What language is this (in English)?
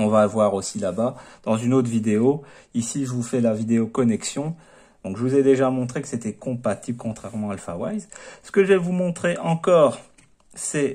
French